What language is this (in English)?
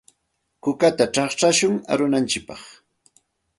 Santa Ana de Tusi Pasco Quechua